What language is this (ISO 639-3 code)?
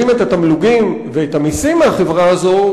heb